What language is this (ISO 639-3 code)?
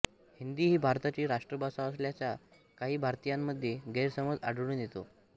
mar